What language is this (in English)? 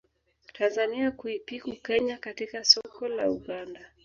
Swahili